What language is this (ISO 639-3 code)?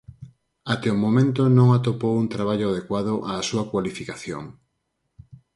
glg